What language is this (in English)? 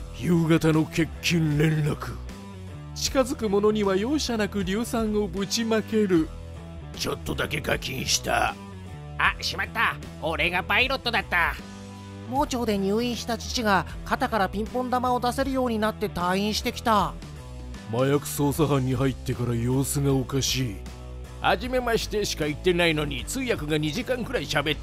Japanese